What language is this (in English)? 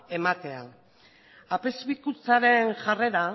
Basque